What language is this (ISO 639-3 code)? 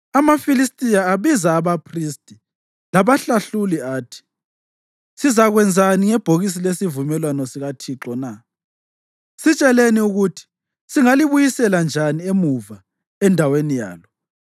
nde